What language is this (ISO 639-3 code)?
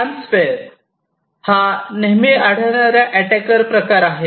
mar